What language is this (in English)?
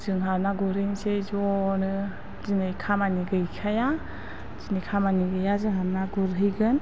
Bodo